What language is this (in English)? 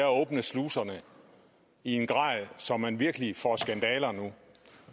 Danish